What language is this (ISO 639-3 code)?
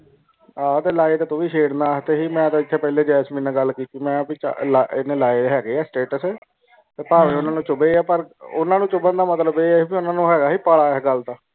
pan